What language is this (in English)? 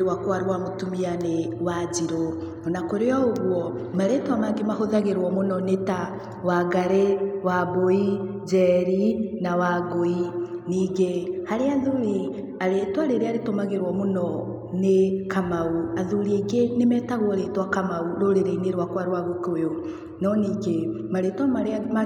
Kikuyu